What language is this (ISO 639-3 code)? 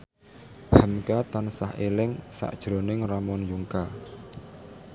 jav